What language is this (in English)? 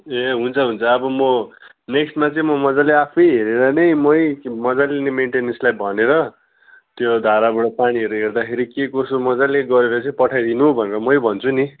Nepali